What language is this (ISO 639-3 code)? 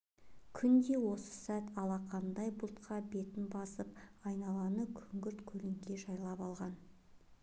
kaz